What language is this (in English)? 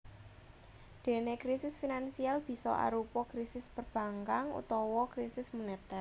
Javanese